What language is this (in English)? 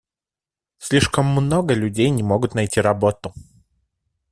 Russian